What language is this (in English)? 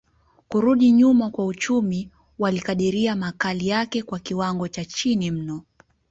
Swahili